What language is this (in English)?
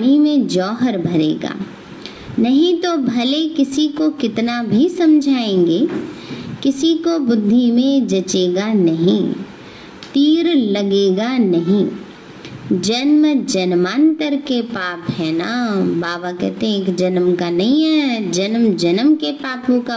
Hindi